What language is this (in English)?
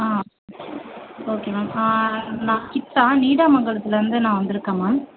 Tamil